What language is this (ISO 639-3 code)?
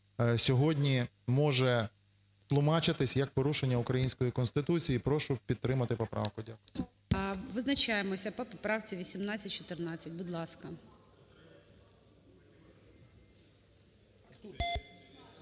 ukr